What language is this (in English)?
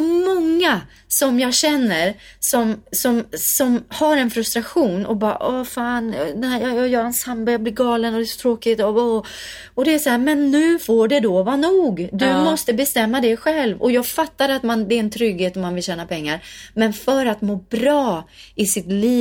Swedish